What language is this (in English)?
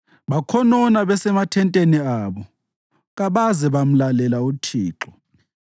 North Ndebele